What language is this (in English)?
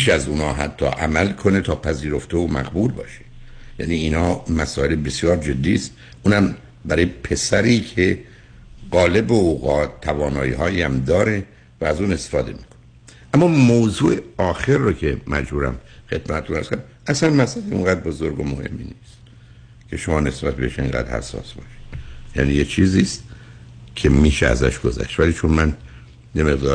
Persian